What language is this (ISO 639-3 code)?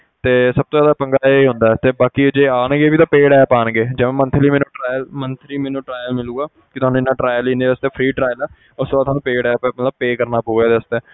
pan